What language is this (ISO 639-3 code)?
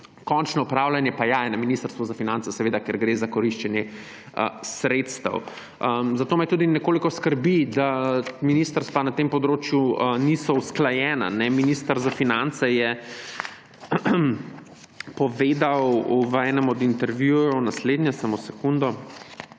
slv